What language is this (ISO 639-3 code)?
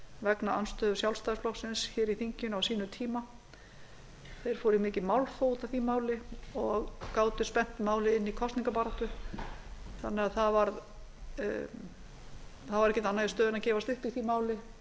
isl